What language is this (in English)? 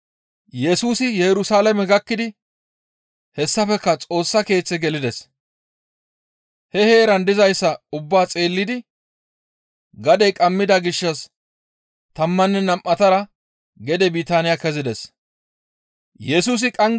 Gamo